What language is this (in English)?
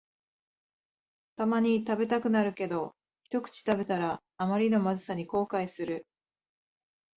Japanese